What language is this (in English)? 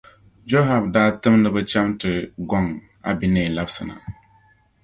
Dagbani